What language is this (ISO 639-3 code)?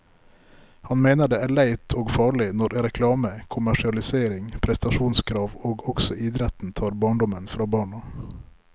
nor